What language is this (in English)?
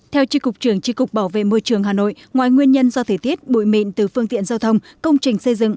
Vietnamese